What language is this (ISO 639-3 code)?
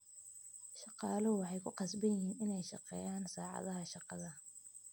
som